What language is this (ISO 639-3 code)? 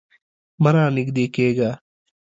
pus